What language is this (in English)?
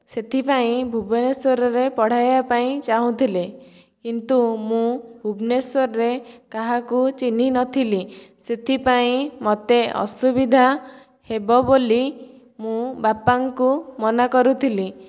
Odia